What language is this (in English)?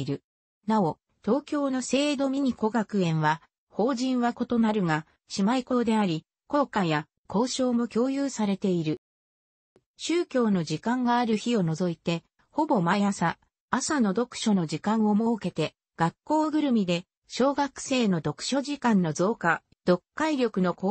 Japanese